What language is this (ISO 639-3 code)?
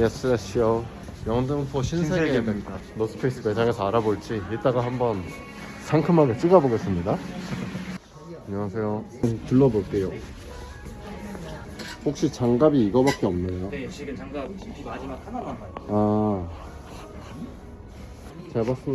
kor